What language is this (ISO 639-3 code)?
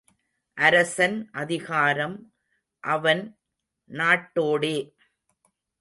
tam